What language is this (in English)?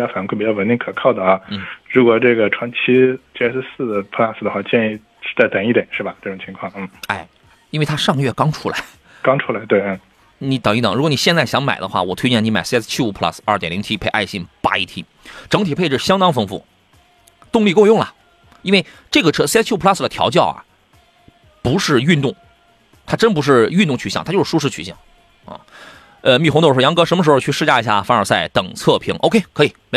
Chinese